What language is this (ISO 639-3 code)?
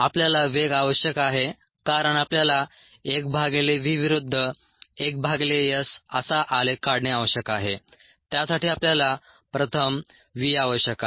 mar